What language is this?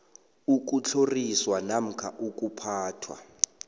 South Ndebele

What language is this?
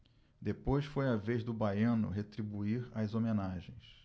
Portuguese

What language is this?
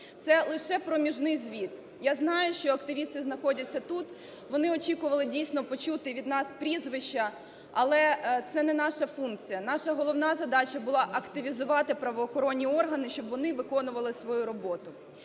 Ukrainian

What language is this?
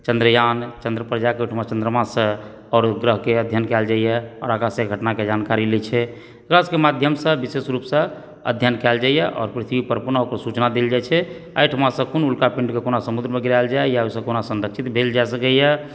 Maithili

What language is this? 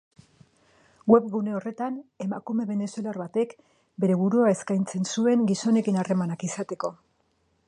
Basque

